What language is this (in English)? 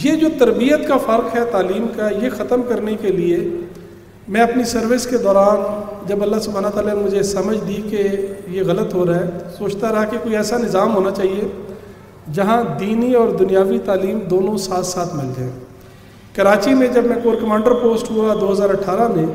Urdu